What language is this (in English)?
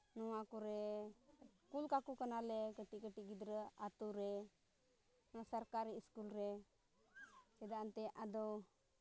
Santali